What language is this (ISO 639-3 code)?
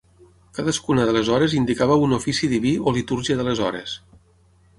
cat